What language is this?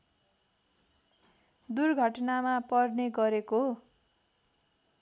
Nepali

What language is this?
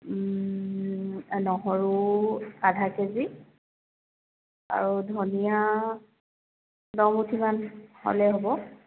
Assamese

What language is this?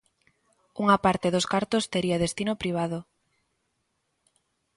Galician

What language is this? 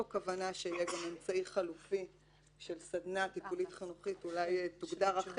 Hebrew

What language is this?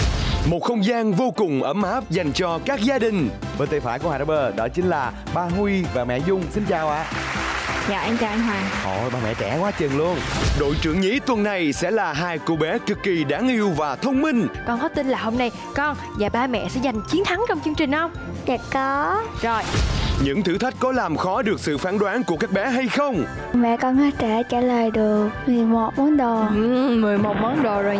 Vietnamese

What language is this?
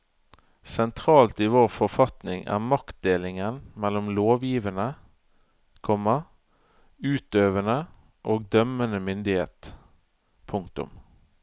Norwegian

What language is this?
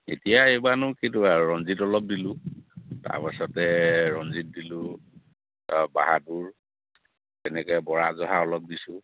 Assamese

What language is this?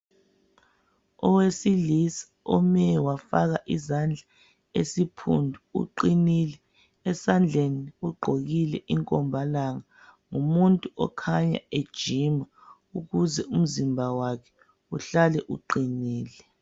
North Ndebele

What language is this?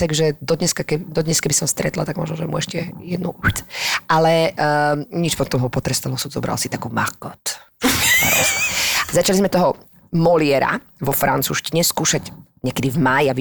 Slovak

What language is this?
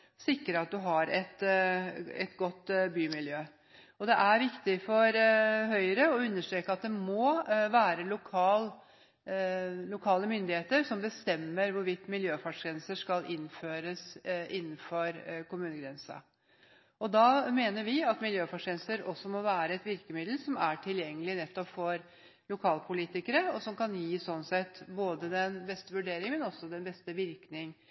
Norwegian Bokmål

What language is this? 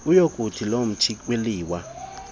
Xhosa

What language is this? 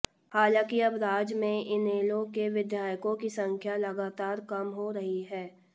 Hindi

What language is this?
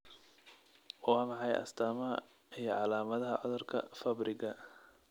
Somali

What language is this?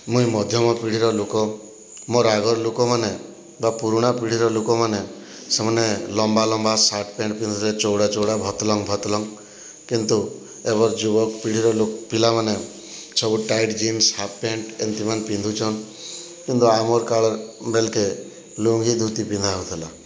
Odia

